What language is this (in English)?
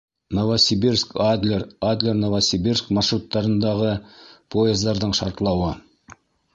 Bashkir